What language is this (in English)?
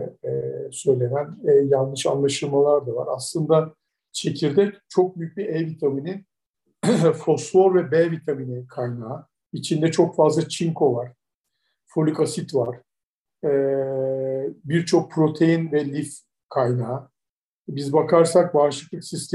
Turkish